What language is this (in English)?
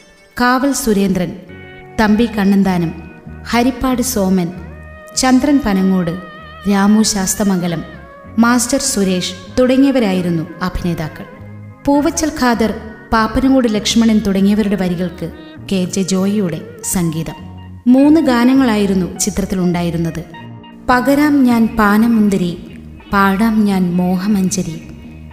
Malayalam